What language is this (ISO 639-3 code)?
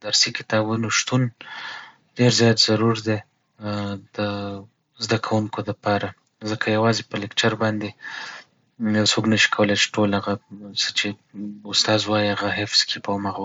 pus